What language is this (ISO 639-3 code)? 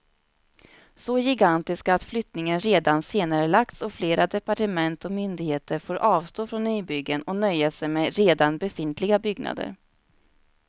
swe